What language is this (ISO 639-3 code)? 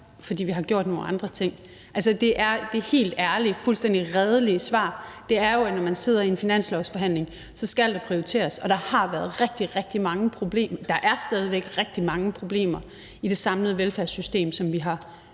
dan